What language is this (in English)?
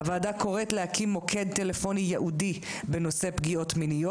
Hebrew